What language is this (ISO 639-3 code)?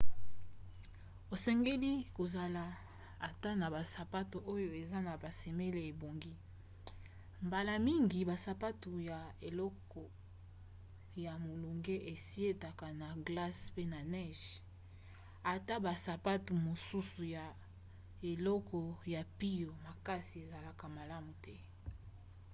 lin